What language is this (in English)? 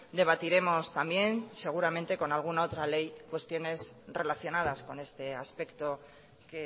Spanish